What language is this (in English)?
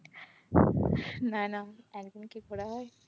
Bangla